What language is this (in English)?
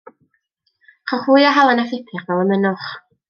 Welsh